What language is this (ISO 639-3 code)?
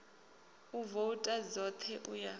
ven